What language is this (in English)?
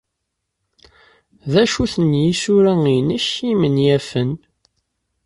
Kabyle